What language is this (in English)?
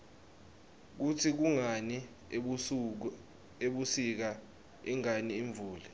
Swati